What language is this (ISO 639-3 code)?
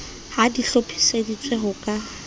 sot